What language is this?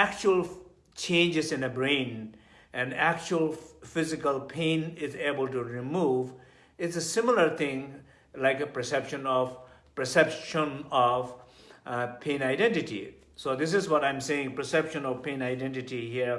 English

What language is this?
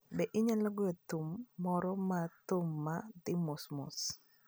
Luo (Kenya and Tanzania)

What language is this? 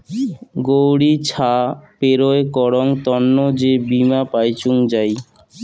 Bangla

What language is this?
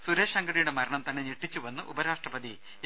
Malayalam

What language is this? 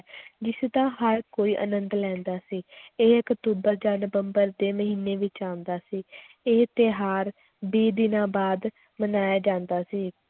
Punjabi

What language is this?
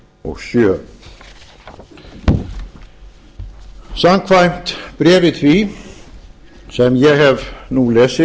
Icelandic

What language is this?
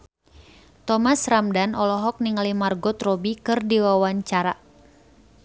Sundanese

